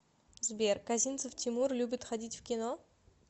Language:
Russian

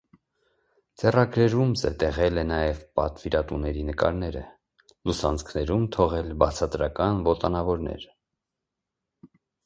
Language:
Armenian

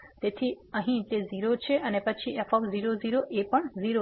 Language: Gujarati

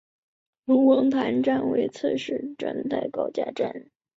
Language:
Chinese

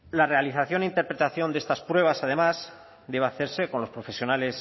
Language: Spanish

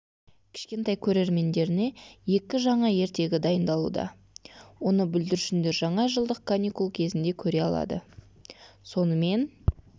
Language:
Kazakh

